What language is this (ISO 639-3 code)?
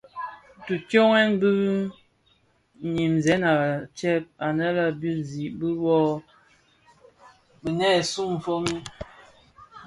ksf